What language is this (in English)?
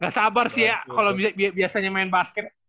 Indonesian